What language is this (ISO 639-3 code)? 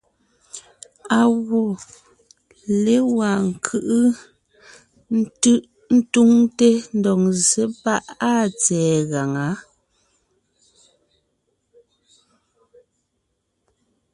nnh